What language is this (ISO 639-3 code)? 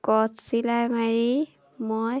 asm